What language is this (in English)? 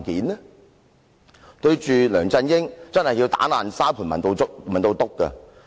Cantonese